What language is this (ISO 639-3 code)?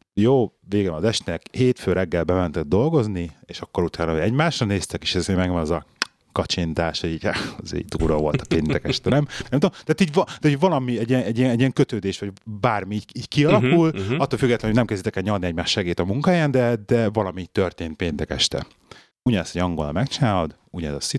hun